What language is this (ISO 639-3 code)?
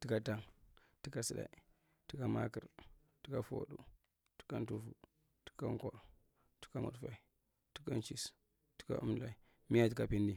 mrt